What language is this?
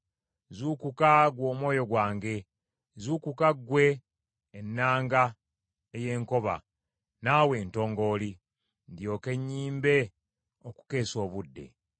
Ganda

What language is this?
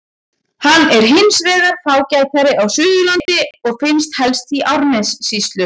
Icelandic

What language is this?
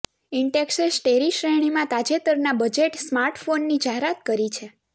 Gujarati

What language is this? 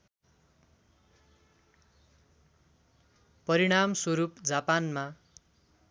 Nepali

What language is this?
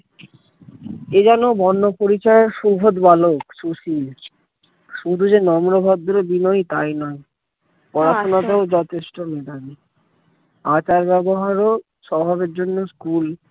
Bangla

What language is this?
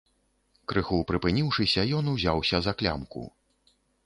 Belarusian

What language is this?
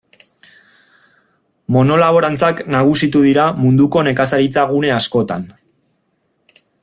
Basque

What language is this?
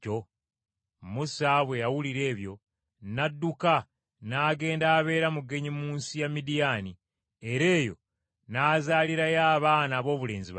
Ganda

